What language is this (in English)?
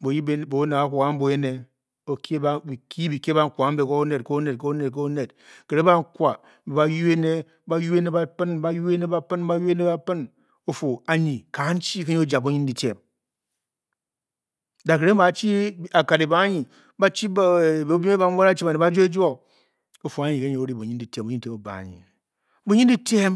Bokyi